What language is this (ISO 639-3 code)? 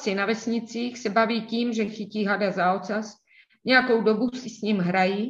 ces